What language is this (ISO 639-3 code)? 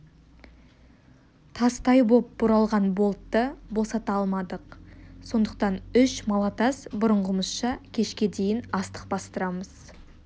kaz